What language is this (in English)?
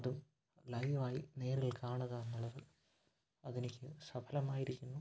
Malayalam